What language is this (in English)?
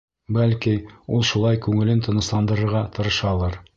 Bashkir